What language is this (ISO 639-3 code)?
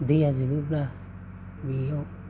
brx